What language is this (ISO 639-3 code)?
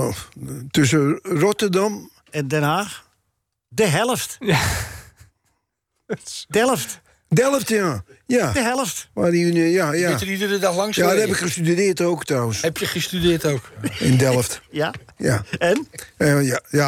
nld